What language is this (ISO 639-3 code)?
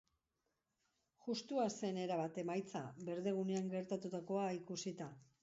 eus